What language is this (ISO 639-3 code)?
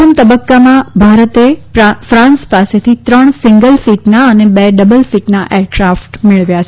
guj